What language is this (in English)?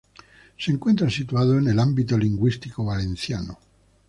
Spanish